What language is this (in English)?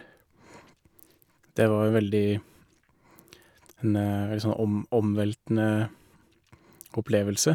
Norwegian